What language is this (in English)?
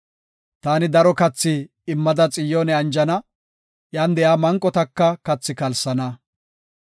Gofa